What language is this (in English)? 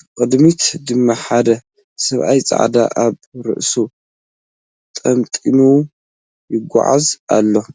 Tigrinya